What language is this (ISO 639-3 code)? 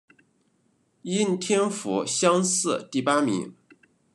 zho